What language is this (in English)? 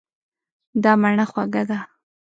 Pashto